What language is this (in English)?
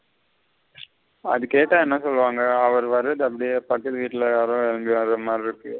Tamil